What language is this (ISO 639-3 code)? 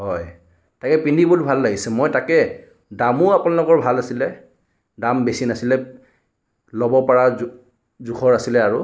asm